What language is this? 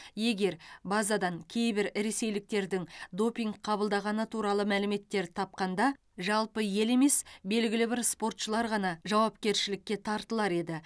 Kazakh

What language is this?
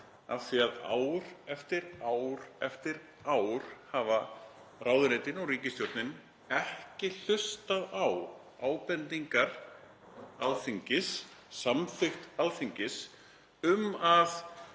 Icelandic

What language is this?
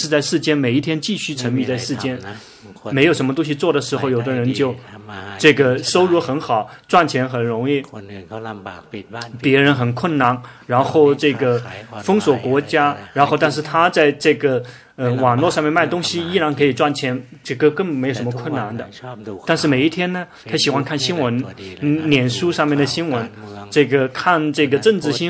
Chinese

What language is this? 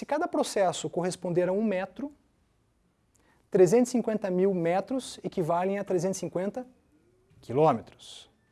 Portuguese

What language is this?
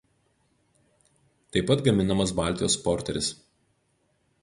Lithuanian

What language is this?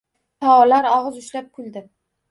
Uzbek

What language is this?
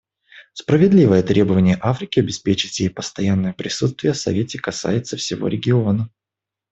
Russian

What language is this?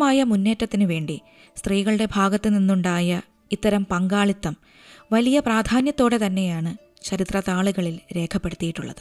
Malayalam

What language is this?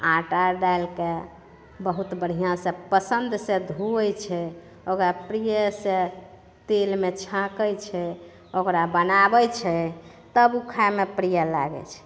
Maithili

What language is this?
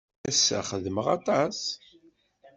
Kabyle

